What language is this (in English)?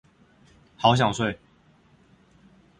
Chinese